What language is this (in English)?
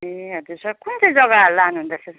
Nepali